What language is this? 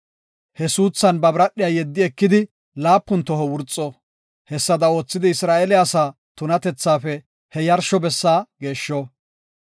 Gofa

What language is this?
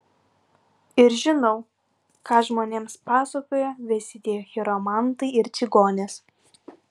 Lithuanian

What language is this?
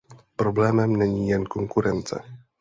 Czech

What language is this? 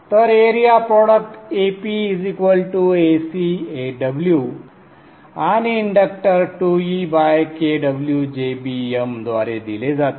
Marathi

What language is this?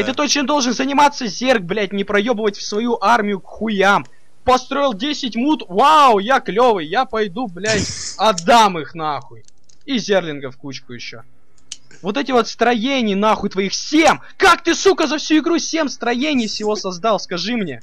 Russian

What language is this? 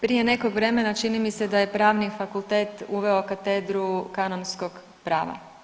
Croatian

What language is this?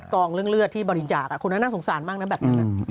Thai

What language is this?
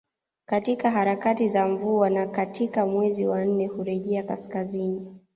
Swahili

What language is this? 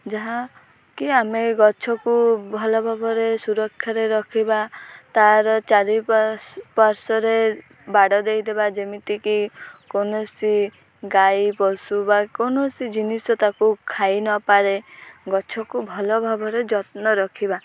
Odia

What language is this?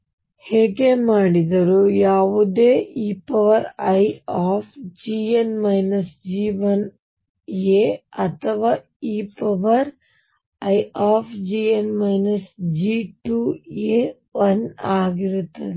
Kannada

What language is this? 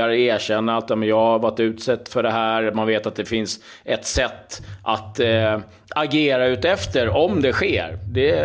Swedish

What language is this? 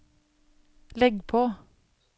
Norwegian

